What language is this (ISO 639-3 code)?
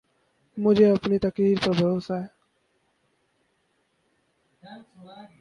urd